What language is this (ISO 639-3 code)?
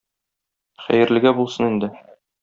tat